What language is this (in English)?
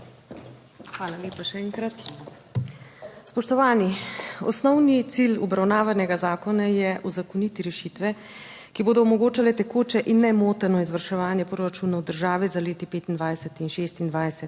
Slovenian